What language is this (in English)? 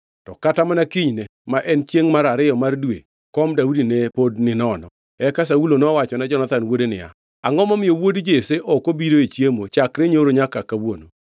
Luo (Kenya and Tanzania)